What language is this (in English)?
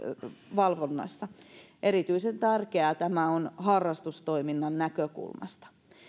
Finnish